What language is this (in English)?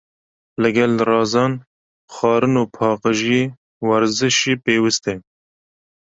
Kurdish